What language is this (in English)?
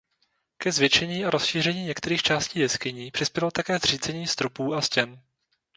Czech